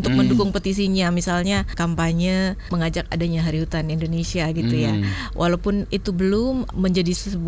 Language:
Indonesian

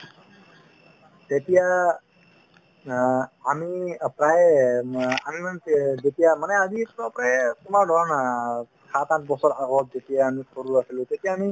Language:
Assamese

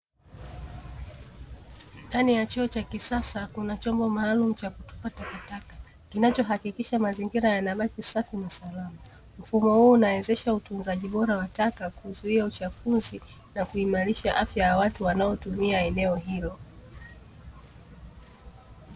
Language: Swahili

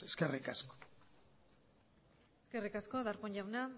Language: Basque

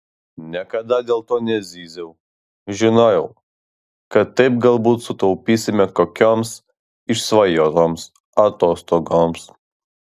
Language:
Lithuanian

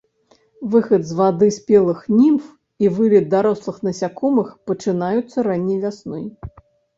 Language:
Belarusian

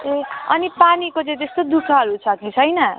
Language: Nepali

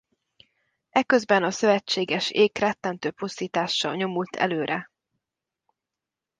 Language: Hungarian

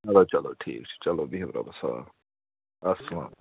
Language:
Kashmiri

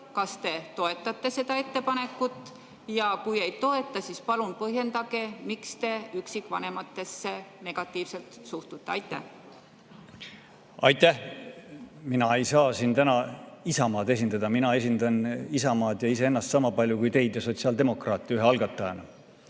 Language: Estonian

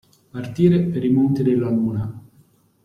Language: Italian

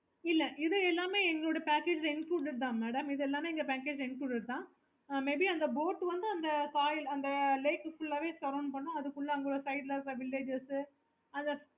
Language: Tamil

